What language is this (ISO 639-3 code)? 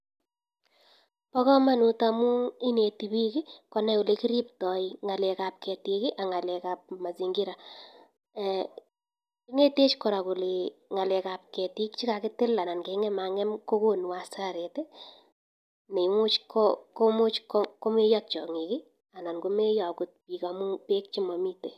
kln